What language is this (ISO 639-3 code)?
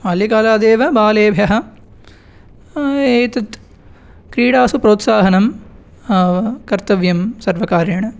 san